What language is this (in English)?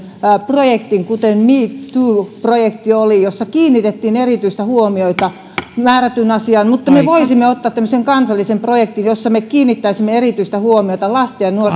Finnish